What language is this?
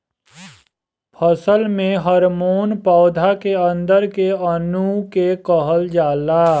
Bhojpuri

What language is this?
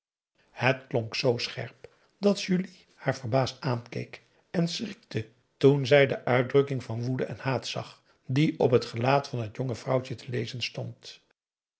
Dutch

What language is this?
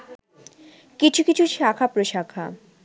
Bangla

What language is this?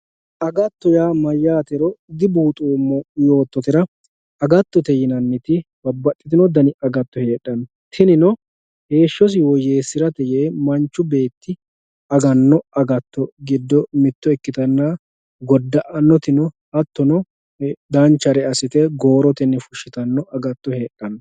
Sidamo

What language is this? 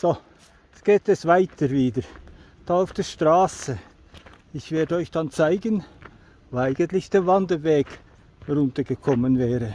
German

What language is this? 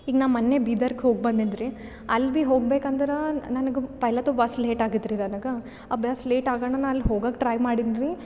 Kannada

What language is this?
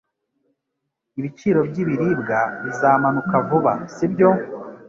Kinyarwanda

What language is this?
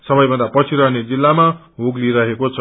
Nepali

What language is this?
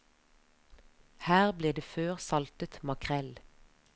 Norwegian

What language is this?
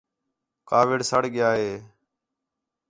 Khetrani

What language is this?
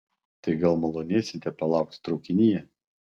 Lithuanian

